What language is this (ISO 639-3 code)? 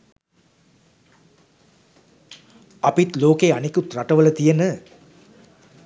sin